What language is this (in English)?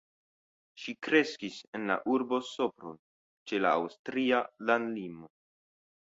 Esperanto